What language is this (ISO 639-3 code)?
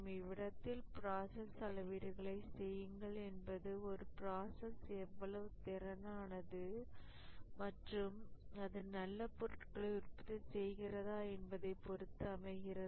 tam